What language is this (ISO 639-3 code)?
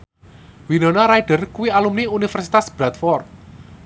jav